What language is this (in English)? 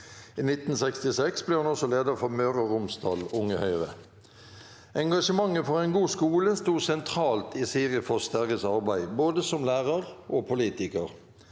Norwegian